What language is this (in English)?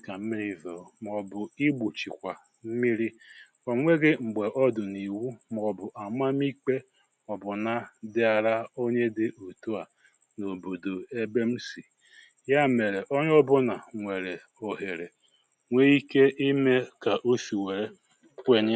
Igbo